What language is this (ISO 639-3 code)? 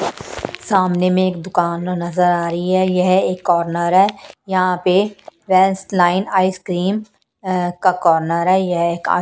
hin